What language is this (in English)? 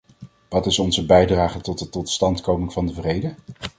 Dutch